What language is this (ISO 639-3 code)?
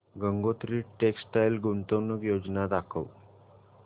mar